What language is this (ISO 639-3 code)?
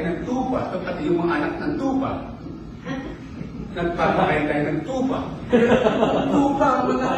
fil